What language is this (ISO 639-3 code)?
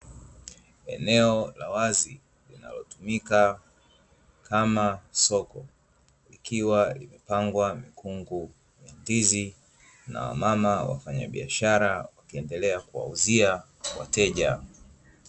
swa